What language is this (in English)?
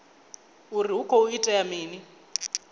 Venda